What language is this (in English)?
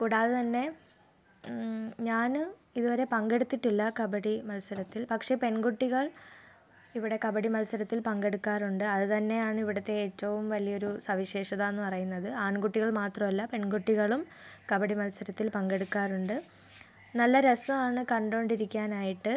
Malayalam